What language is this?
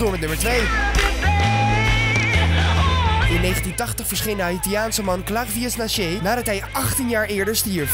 Dutch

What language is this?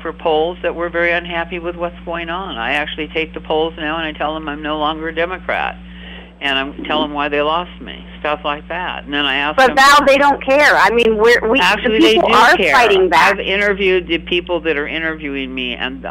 English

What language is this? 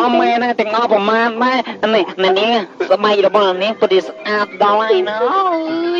Thai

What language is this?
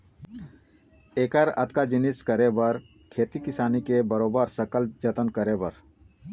Chhattisgarhi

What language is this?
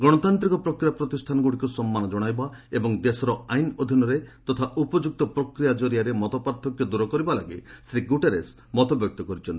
Odia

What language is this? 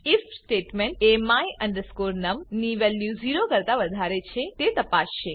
Gujarati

